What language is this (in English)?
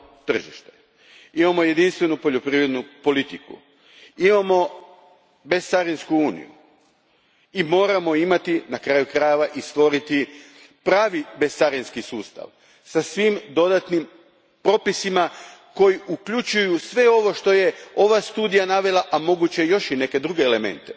Croatian